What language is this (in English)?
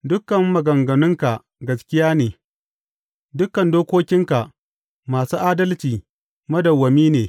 Hausa